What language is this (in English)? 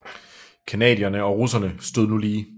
Danish